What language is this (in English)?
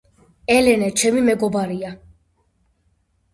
Georgian